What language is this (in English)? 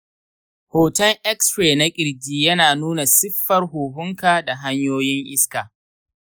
Hausa